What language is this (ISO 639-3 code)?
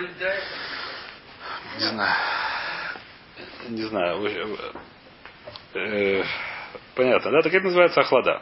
rus